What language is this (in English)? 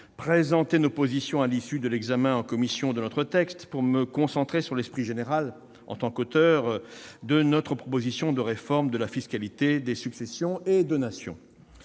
French